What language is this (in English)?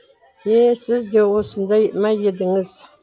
Kazakh